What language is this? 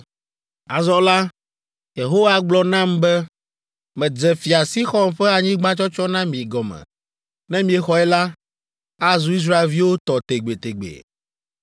Ewe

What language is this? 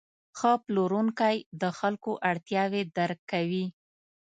Pashto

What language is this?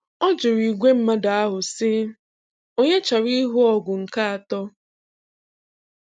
Igbo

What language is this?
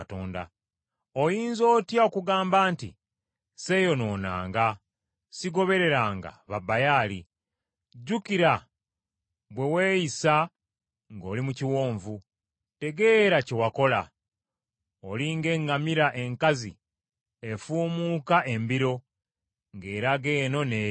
Ganda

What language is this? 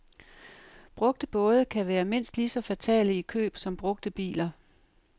Danish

